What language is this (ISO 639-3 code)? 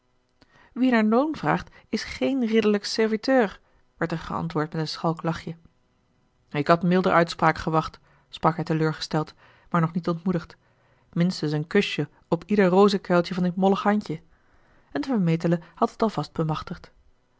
nld